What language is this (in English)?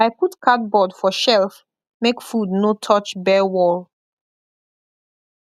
Nigerian Pidgin